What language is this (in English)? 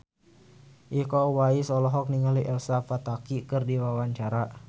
Sundanese